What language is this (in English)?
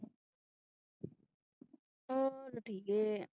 Punjabi